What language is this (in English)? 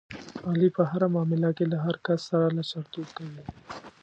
Pashto